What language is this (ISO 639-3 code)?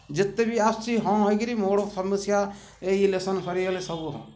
ori